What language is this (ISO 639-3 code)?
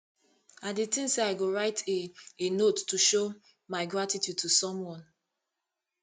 pcm